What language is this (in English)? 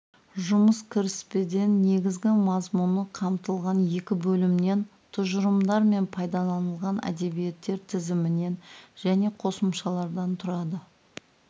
Kazakh